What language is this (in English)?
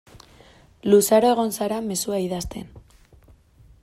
Basque